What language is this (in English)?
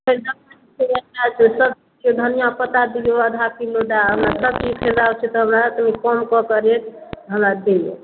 Maithili